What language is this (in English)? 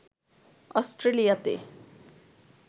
Bangla